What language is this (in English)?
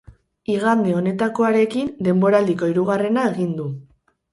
Basque